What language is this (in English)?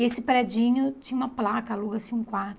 Portuguese